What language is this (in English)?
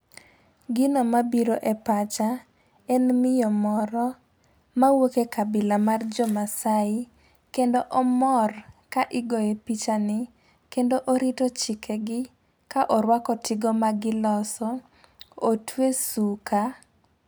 Luo (Kenya and Tanzania)